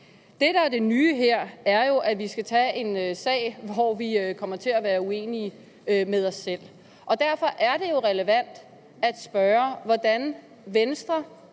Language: Danish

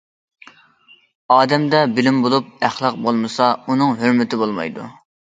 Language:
Uyghur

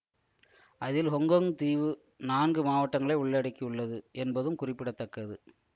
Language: Tamil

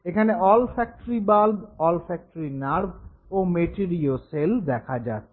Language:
Bangla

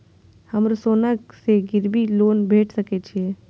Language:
Maithili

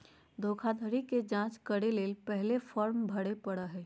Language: Magahi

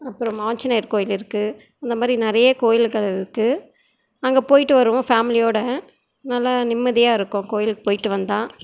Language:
Tamil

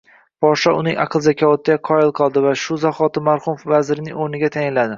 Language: Uzbek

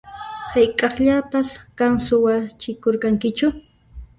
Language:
Puno Quechua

